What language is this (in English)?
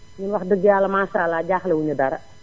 Wolof